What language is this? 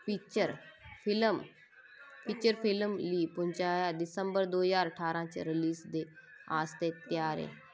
Dogri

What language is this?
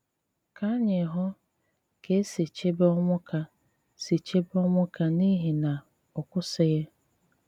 Igbo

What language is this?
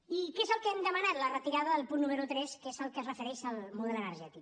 Catalan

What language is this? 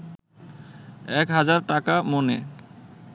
Bangla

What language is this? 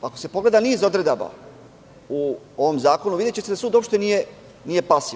Serbian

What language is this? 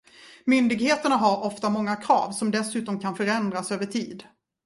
Swedish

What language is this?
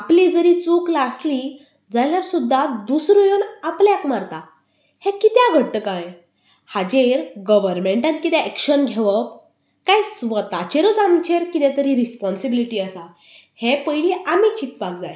Konkani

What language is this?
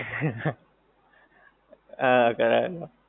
Gujarati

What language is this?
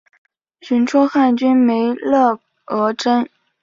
Chinese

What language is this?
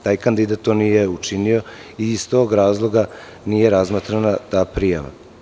Serbian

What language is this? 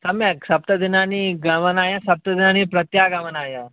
Sanskrit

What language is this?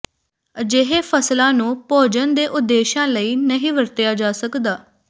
Punjabi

